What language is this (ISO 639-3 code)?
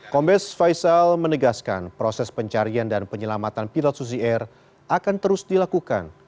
ind